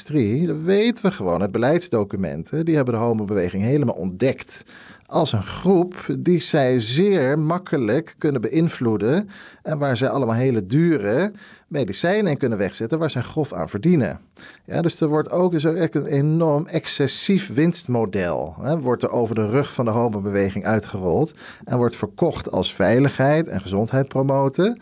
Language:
Dutch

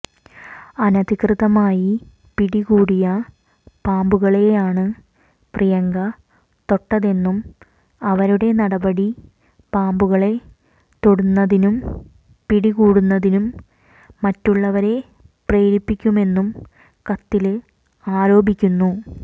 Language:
Malayalam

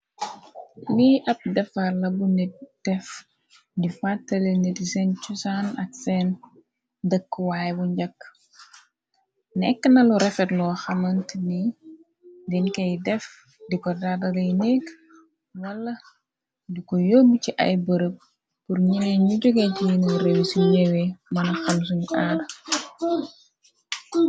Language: Wolof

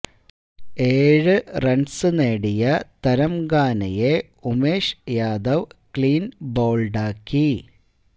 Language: Malayalam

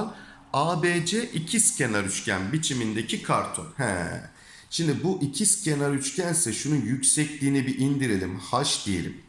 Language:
Turkish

